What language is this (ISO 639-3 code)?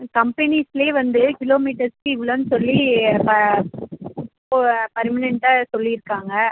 tam